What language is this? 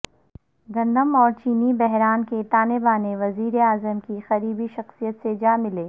Urdu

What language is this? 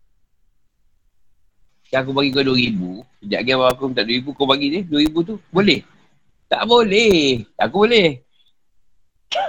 Malay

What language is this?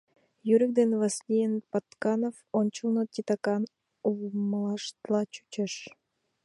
Mari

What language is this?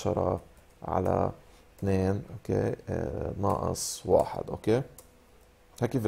Arabic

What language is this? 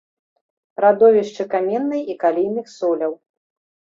Belarusian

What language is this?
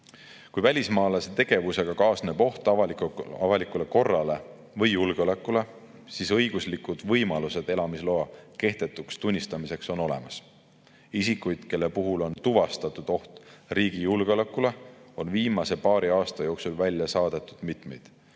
Estonian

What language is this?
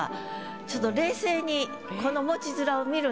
Japanese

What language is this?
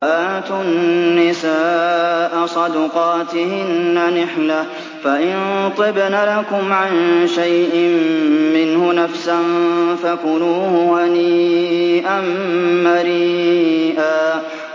Arabic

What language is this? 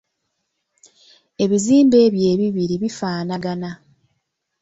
Ganda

